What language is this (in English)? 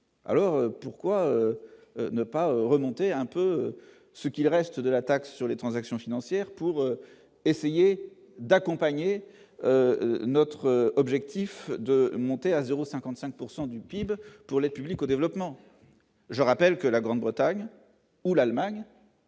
French